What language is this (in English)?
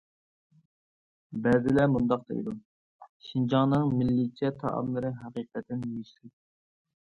Uyghur